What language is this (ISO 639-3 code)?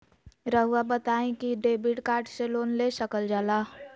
mag